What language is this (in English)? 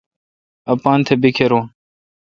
Kalkoti